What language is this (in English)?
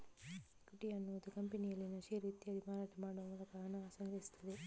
Kannada